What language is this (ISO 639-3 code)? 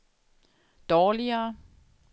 dan